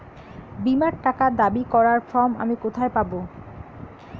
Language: Bangla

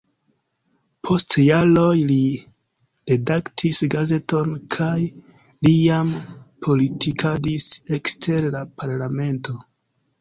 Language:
Esperanto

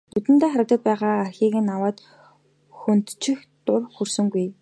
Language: Mongolian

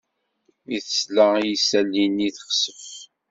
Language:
Kabyle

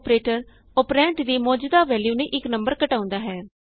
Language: Punjabi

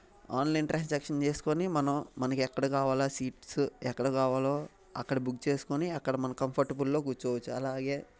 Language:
Telugu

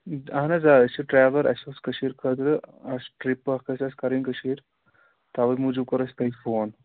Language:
Kashmiri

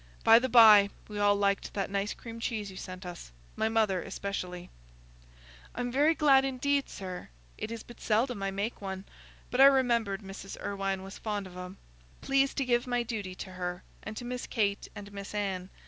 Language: English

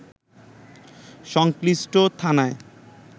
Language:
Bangla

